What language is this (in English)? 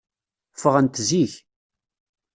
Kabyle